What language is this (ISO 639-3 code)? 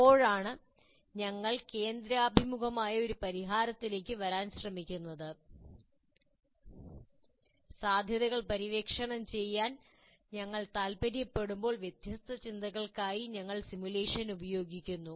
mal